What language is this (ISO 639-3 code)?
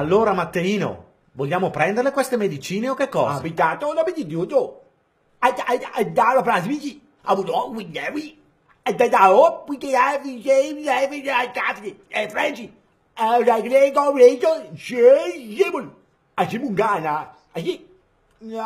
ita